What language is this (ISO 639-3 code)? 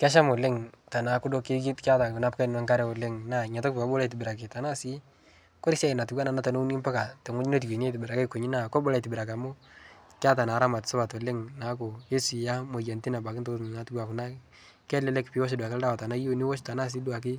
mas